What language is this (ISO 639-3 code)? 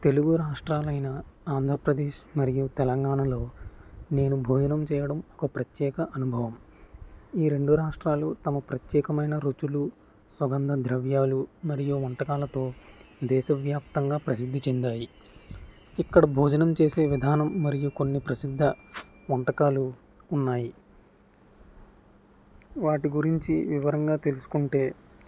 tel